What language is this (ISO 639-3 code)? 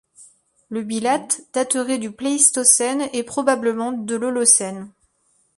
fra